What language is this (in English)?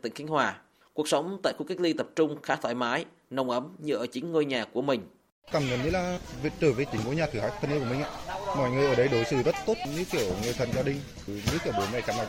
Vietnamese